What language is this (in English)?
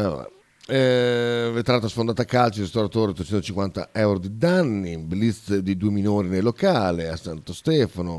Italian